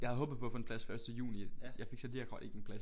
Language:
Danish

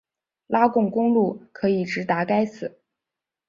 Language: Chinese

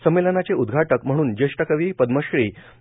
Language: Marathi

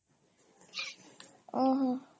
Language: Odia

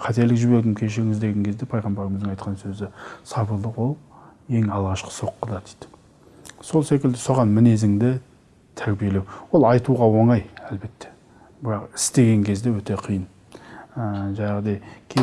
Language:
Turkish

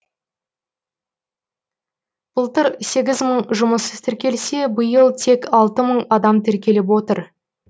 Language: Kazakh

